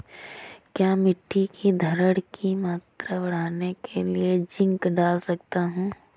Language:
Hindi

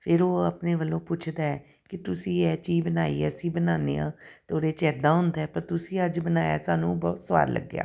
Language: Punjabi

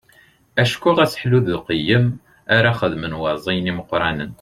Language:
Kabyle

